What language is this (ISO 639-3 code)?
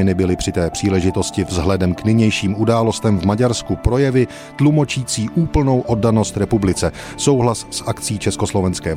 ces